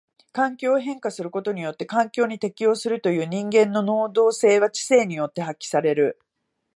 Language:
Japanese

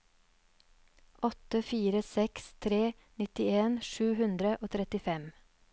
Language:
Norwegian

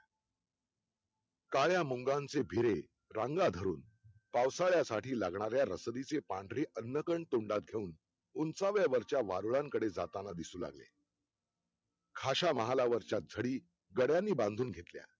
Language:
Marathi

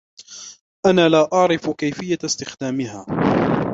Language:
Arabic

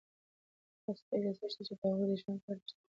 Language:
Pashto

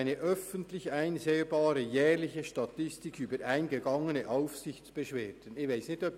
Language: Swiss German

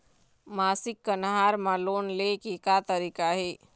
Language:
Chhattisgarhi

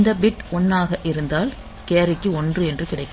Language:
Tamil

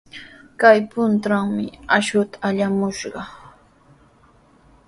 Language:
Sihuas Ancash Quechua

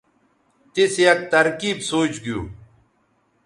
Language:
Bateri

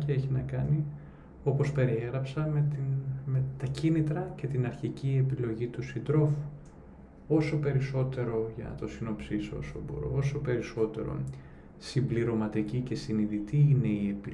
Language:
Greek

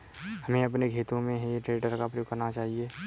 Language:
Hindi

